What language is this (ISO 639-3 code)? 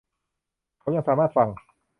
tha